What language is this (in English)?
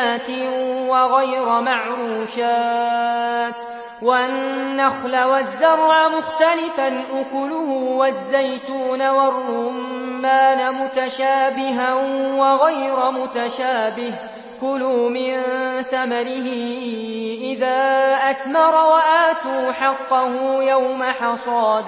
Arabic